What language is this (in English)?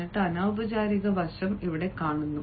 Malayalam